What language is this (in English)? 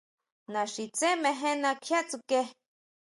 Huautla Mazatec